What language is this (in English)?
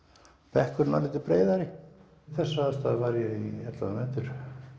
Icelandic